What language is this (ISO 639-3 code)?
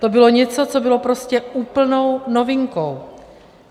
ces